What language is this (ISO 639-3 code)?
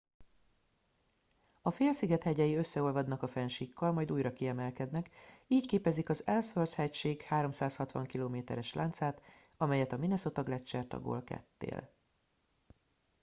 hun